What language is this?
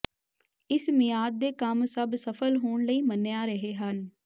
Punjabi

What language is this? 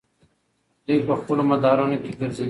Pashto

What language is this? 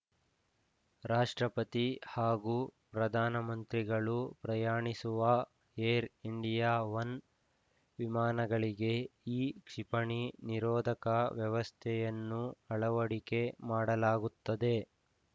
Kannada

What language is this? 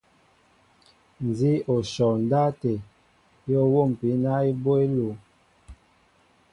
Mbo (Cameroon)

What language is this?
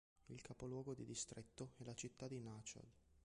Italian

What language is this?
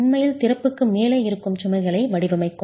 Tamil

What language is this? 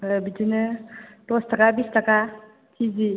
Bodo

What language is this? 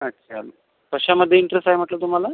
Marathi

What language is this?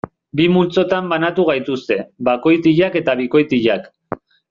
Basque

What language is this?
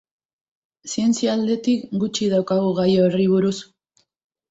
Basque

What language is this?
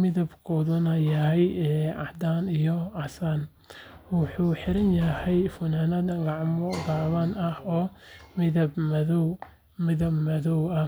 Somali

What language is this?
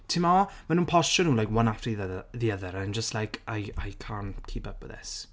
Welsh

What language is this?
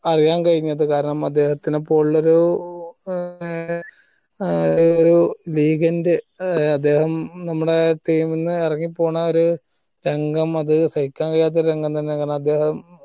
Malayalam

